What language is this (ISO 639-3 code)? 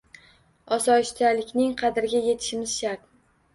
uzb